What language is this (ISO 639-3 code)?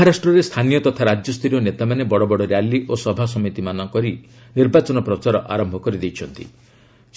ori